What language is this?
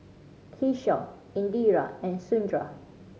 English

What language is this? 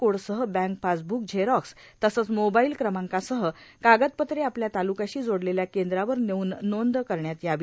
Marathi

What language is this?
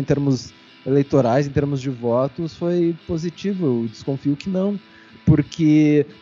Portuguese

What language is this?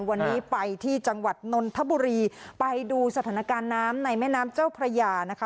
Thai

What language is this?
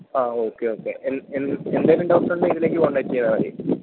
Malayalam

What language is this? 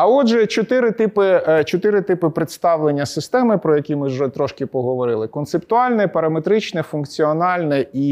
Ukrainian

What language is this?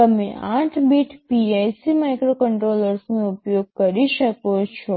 Gujarati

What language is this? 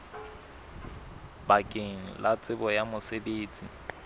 Southern Sotho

